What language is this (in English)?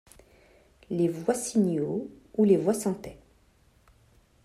French